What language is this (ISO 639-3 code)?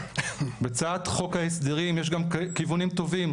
heb